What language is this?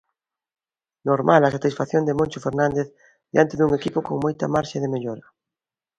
Galician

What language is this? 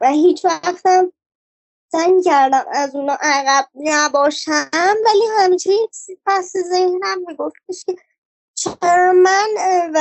Persian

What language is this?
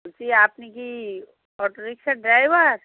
Bangla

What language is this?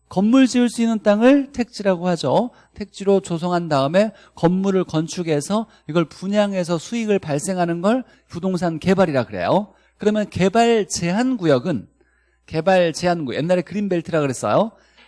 Korean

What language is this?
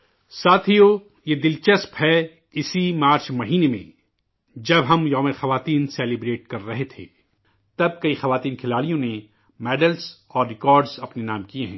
Urdu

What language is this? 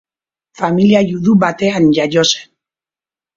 Basque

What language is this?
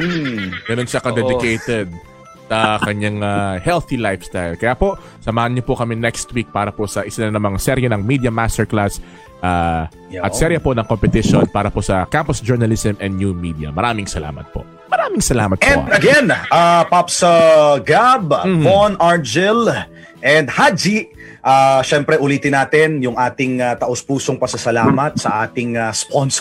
Filipino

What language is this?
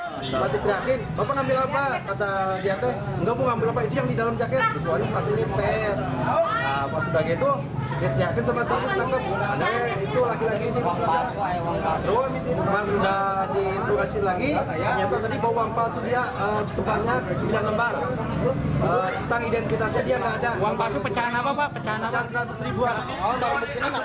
Indonesian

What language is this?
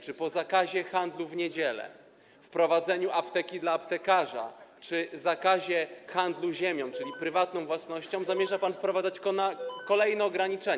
Polish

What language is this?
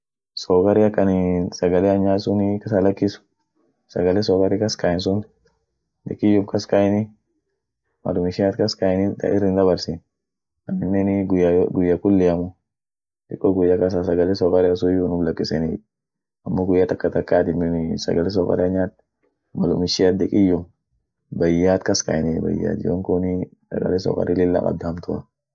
Orma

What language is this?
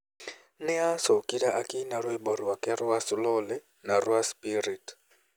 Kikuyu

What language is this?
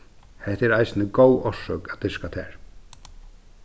Faroese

